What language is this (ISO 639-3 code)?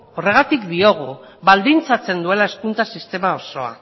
eus